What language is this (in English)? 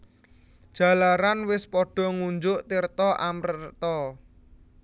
Javanese